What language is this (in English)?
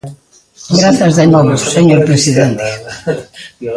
Galician